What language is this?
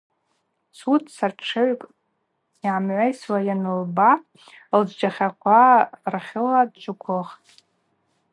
Abaza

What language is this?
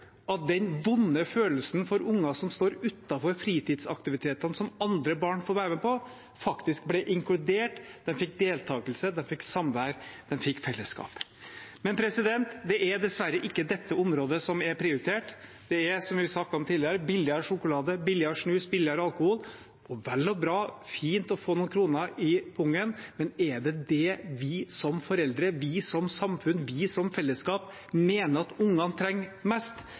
Norwegian Bokmål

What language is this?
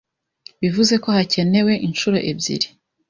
Kinyarwanda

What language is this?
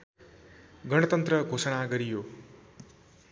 Nepali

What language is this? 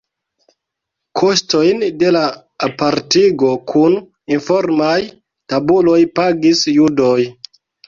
Esperanto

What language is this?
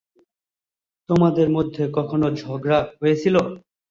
Bangla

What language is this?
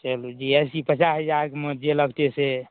Maithili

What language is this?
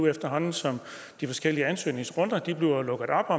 Danish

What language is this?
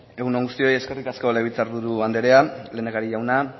Basque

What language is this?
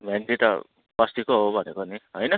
Nepali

